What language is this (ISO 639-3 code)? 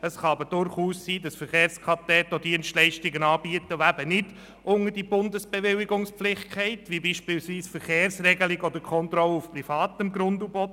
gsw